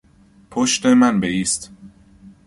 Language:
Persian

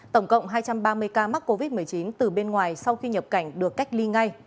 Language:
Vietnamese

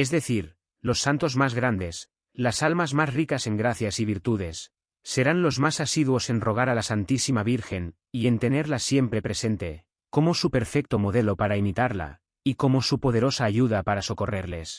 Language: Spanish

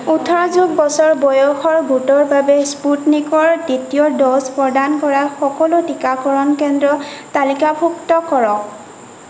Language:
Assamese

